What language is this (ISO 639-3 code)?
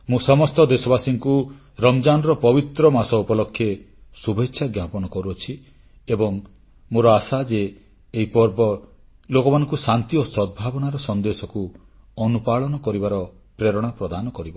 ori